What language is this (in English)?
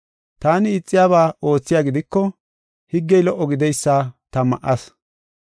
Gofa